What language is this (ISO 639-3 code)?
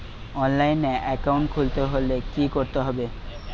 ben